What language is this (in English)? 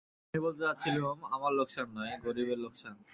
Bangla